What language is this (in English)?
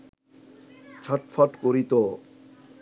Bangla